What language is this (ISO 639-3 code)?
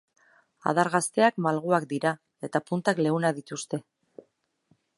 eus